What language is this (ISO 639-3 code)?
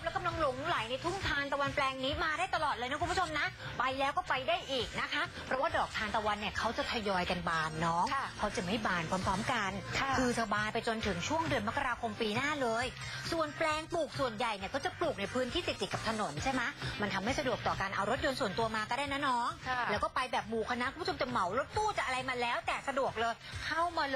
tha